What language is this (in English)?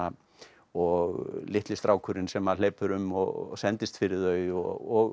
Icelandic